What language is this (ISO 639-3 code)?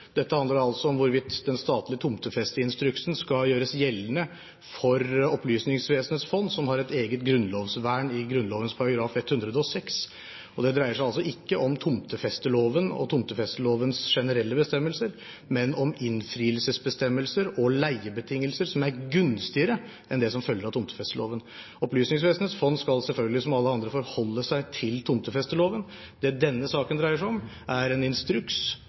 nob